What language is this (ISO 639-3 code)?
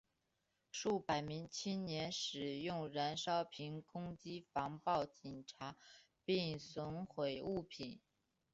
zho